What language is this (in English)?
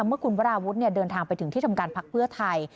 Thai